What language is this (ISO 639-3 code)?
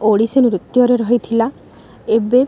ori